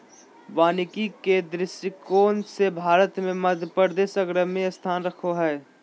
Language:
Magahi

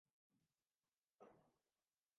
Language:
Urdu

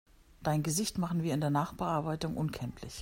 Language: German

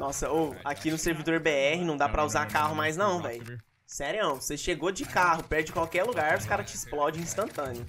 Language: Portuguese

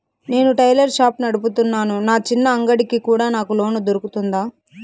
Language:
Telugu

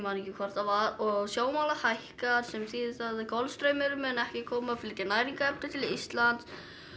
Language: Icelandic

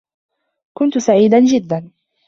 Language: Arabic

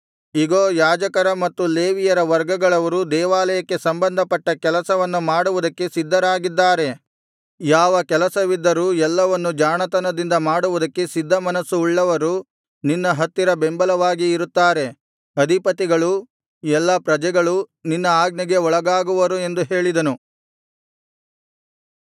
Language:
Kannada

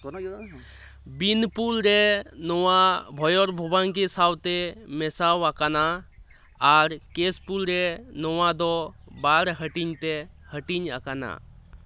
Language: Santali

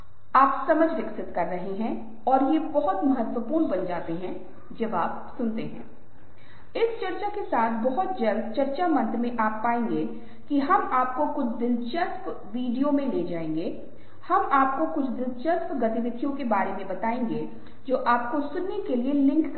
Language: Hindi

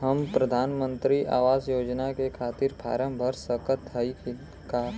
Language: Bhojpuri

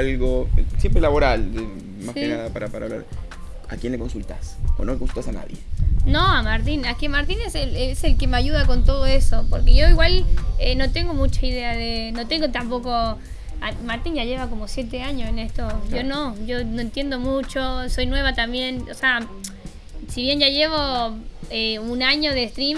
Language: Spanish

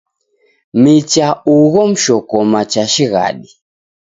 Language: Taita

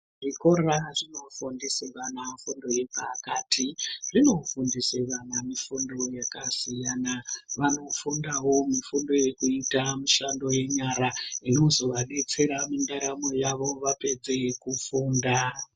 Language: Ndau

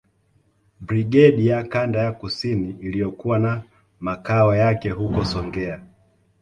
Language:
Swahili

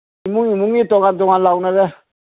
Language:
Manipuri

